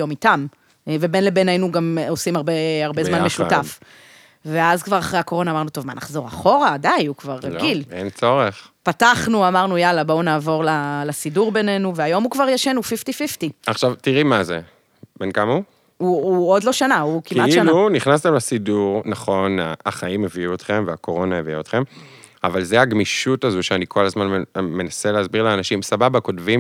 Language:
Hebrew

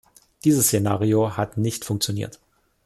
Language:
German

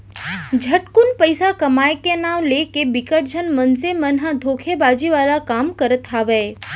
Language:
Chhattisgarhi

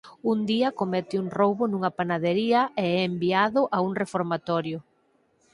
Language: Galician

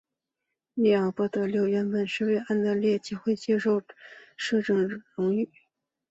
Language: Chinese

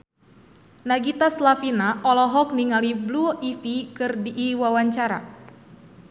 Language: Sundanese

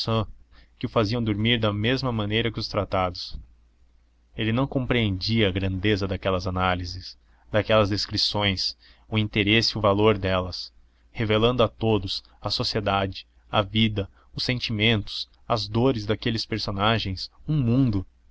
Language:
Portuguese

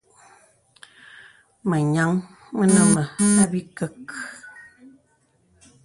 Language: Bebele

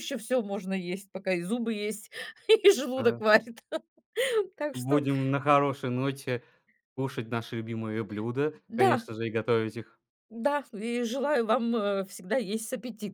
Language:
Russian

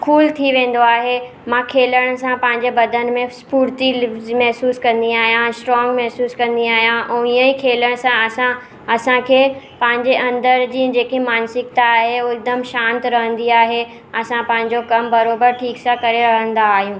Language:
Sindhi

